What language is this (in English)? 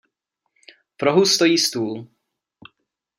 Czech